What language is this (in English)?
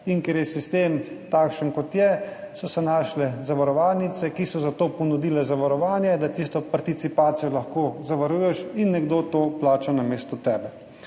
Slovenian